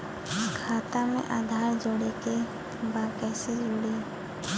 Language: Bhojpuri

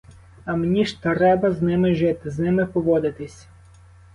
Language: Ukrainian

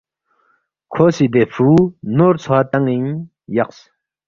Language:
Balti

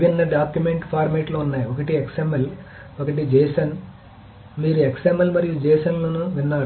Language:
Telugu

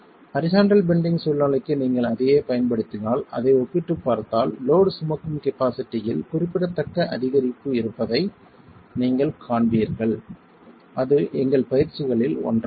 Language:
Tamil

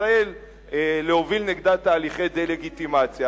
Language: Hebrew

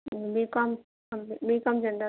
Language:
Urdu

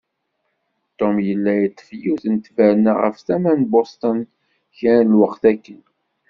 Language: Kabyle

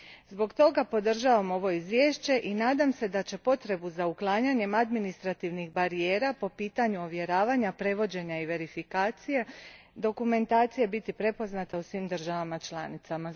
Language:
Croatian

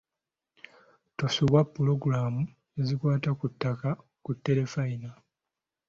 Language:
Ganda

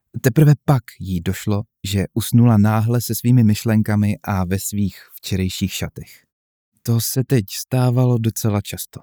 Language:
Czech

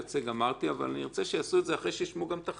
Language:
Hebrew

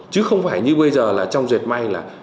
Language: Vietnamese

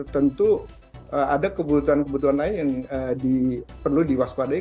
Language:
Indonesian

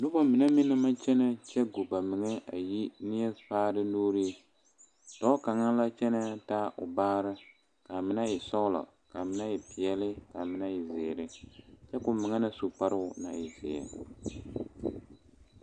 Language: Southern Dagaare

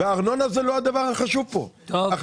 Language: Hebrew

